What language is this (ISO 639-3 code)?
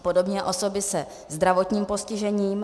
ces